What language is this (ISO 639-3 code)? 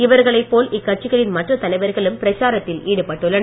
tam